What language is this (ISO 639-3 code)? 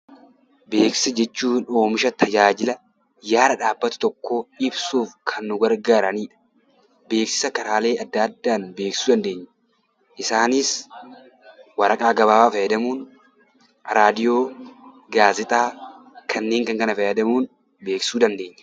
orm